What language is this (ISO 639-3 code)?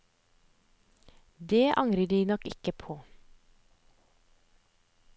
nor